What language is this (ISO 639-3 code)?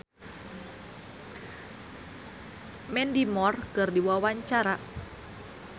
sun